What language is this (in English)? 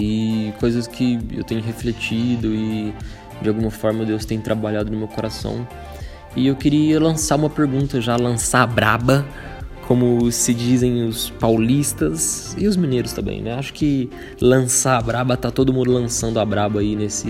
Portuguese